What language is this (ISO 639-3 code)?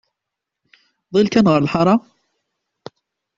kab